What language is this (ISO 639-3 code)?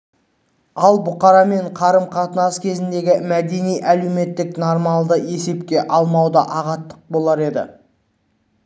kaz